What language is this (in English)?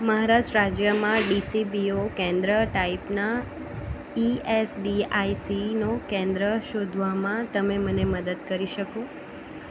Gujarati